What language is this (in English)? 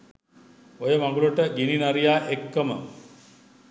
Sinhala